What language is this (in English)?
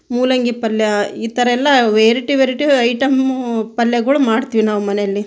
Kannada